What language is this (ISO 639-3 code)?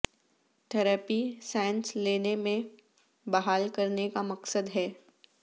urd